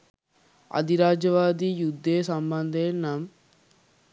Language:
Sinhala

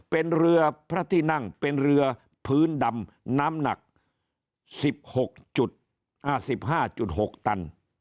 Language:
Thai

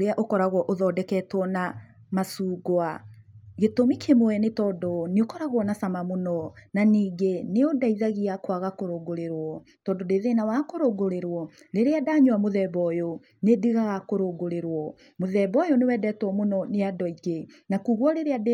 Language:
Kikuyu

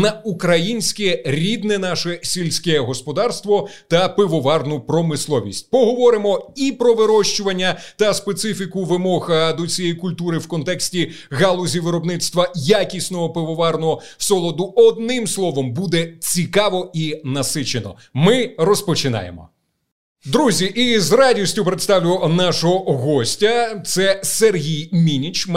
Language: Ukrainian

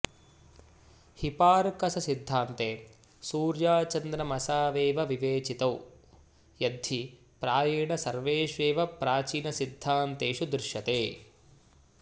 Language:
Sanskrit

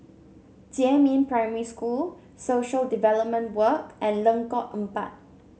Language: English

